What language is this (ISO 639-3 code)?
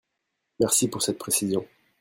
fra